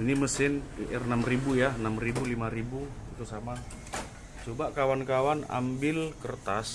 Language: Indonesian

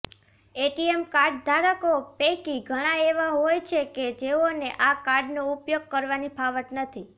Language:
Gujarati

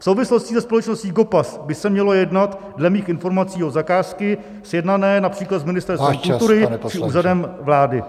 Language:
Czech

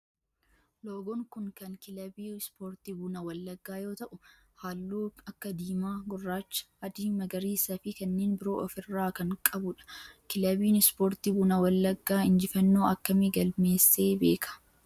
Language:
Oromo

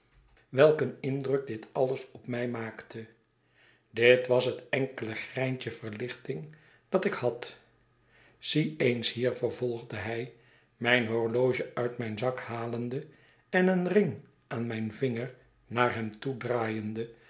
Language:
Dutch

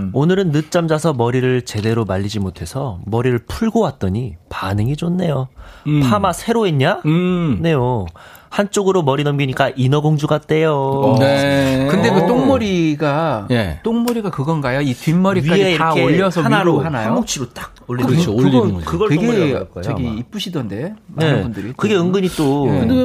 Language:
Korean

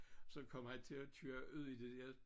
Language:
Danish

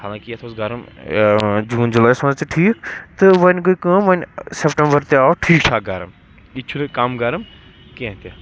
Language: Kashmiri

